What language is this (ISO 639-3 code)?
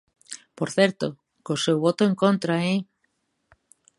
glg